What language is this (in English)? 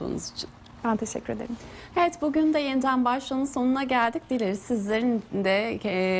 Turkish